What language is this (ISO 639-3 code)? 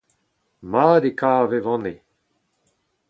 bre